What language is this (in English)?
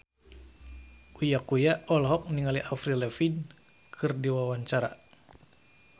Sundanese